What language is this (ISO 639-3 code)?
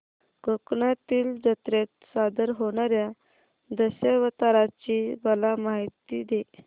mar